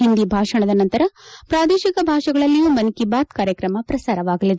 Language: Kannada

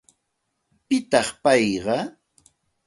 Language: Santa Ana de Tusi Pasco Quechua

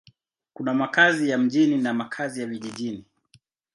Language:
Swahili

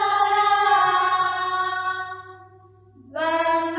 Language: Assamese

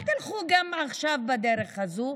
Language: Hebrew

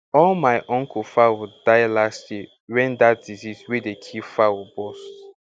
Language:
Nigerian Pidgin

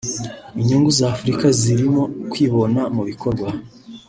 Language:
Kinyarwanda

